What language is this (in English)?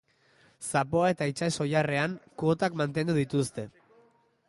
Basque